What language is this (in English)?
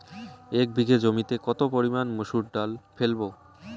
Bangla